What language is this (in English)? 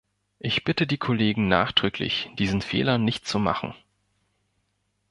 German